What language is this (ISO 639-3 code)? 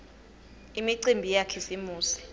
ssw